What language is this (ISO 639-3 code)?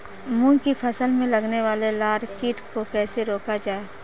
hin